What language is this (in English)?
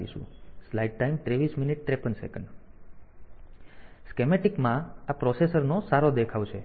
Gujarati